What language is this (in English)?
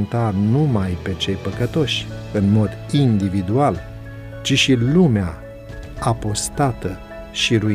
Romanian